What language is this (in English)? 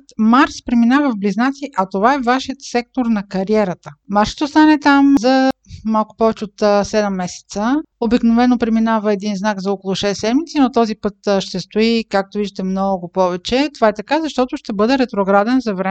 Bulgarian